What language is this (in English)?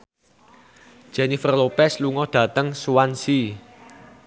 Javanese